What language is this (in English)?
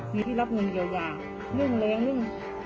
Thai